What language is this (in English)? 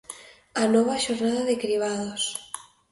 Galician